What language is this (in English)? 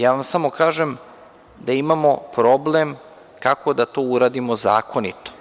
Serbian